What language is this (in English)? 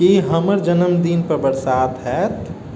Maithili